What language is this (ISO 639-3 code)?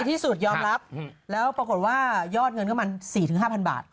tha